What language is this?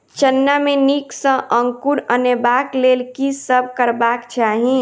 Maithili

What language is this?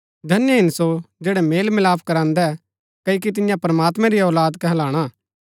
Gaddi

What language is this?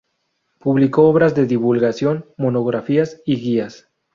Spanish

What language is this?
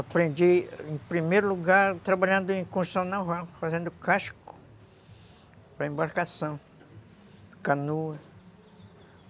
Portuguese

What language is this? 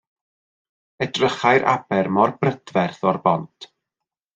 Welsh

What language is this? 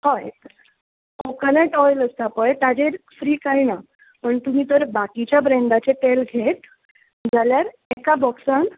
Konkani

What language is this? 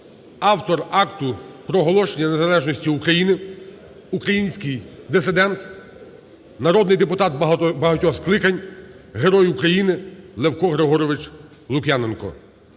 Ukrainian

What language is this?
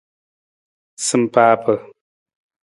Nawdm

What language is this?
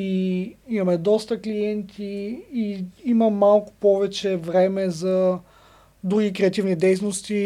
Bulgarian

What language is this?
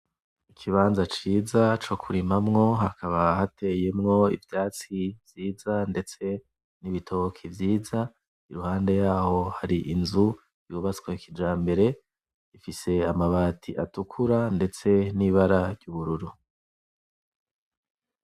Rundi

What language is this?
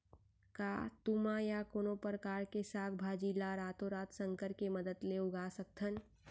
Chhattisgarhi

